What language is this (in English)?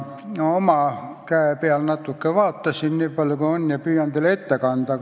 Estonian